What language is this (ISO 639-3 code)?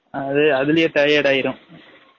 tam